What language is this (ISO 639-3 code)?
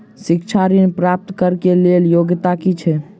mai